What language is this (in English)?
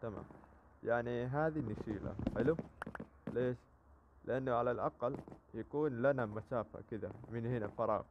Arabic